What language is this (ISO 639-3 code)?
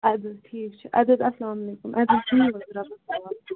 kas